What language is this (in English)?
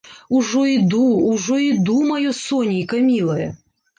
Belarusian